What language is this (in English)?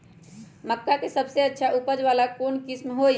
Magahi